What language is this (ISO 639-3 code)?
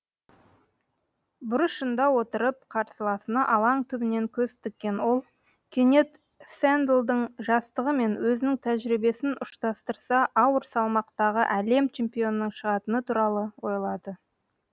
kaz